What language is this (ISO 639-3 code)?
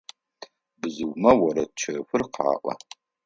ady